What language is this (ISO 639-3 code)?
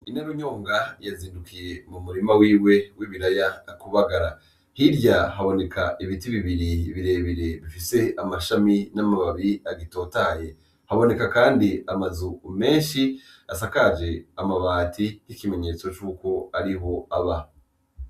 run